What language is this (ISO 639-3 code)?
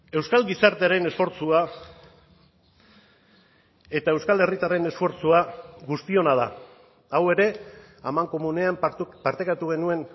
eus